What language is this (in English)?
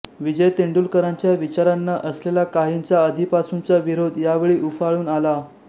Marathi